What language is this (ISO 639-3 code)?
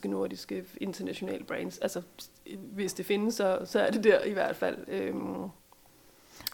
dan